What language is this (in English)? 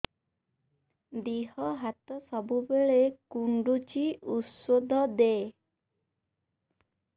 Odia